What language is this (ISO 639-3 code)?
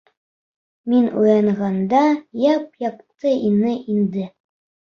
bak